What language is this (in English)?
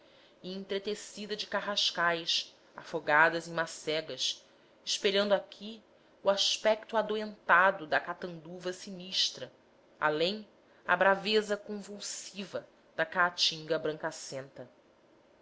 Portuguese